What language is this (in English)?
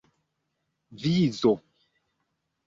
Esperanto